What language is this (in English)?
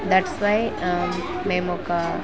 Telugu